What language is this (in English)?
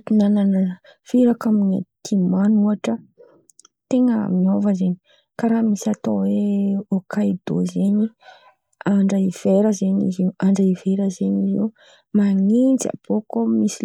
Antankarana Malagasy